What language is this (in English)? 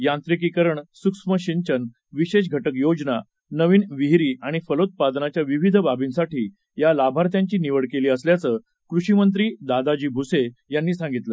Marathi